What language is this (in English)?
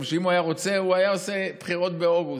Hebrew